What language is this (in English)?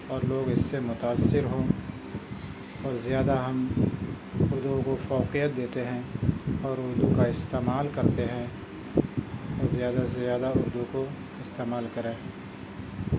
Urdu